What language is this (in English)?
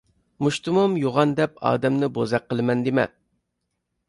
Uyghur